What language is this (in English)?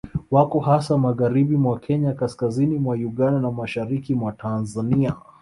Swahili